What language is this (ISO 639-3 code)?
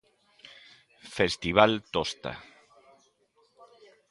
glg